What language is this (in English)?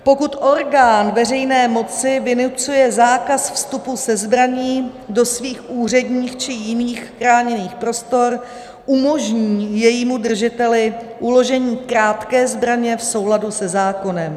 Czech